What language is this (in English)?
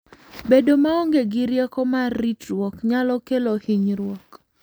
Luo (Kenya and Tanzania)